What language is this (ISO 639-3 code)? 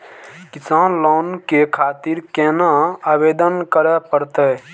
mai